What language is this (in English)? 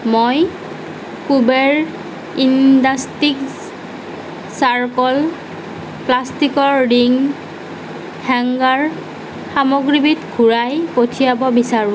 Assamese